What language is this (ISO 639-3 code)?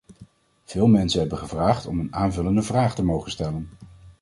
nld